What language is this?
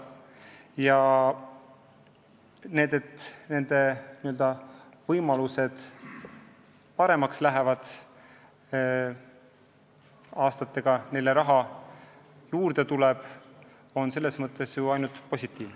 Estonian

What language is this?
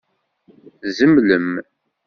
Kabyle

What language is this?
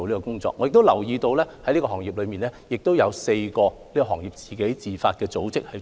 Cantonese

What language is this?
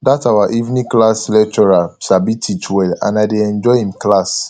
Nigerian Pidgin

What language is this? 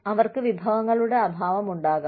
Malayalam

